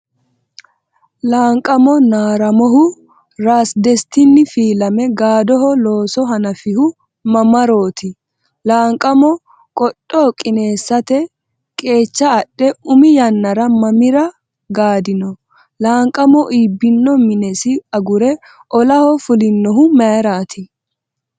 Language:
Sidamo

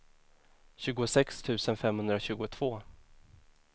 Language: Swedish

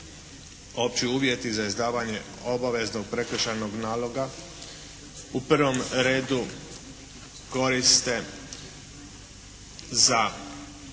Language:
Croatian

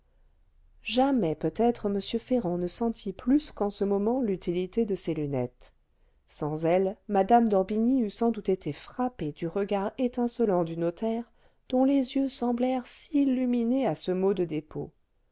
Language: French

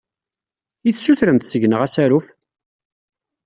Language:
Kabyle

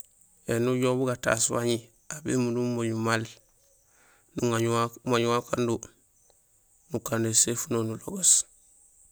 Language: Gusilay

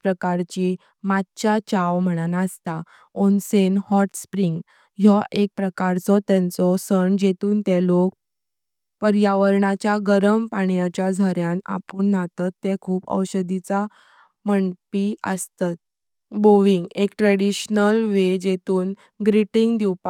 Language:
Konkani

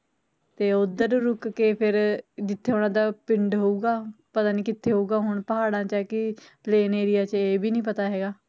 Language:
Punjabi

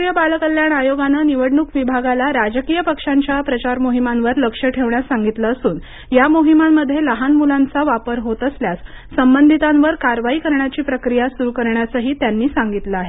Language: Marathi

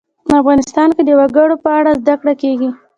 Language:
Pashto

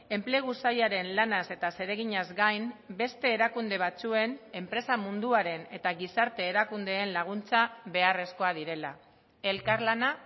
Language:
Basque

